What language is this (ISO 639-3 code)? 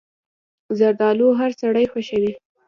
pus